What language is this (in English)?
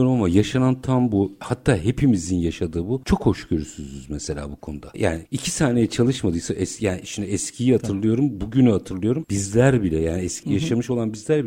Turkish